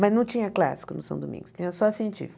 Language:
Portuguese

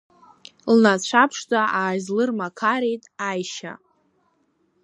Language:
Abkhazian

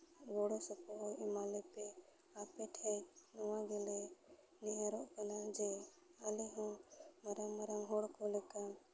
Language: Santali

